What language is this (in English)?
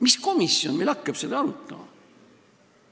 Estonian